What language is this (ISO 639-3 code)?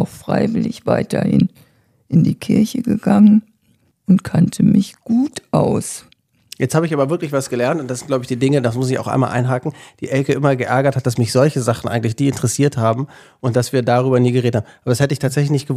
deu